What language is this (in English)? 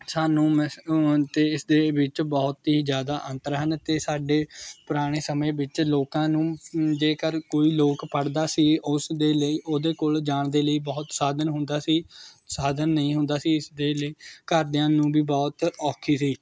Punjabi